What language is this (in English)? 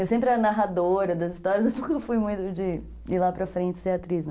Portuguese